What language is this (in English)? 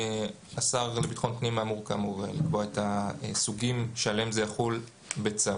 Hebrew